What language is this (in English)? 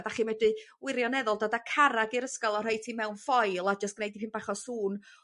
Welsh